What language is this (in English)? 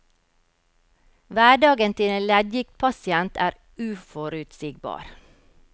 Norwegian